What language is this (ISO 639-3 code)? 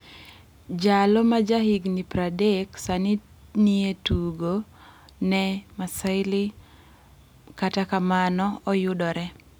luo